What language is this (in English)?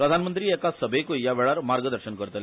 Konkani